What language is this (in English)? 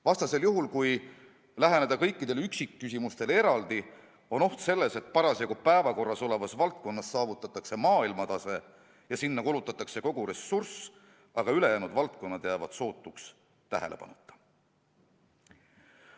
Estonian